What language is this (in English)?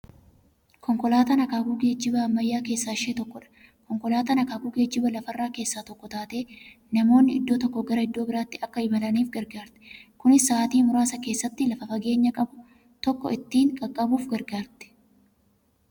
Oromo